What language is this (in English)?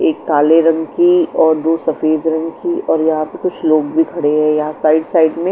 Hindi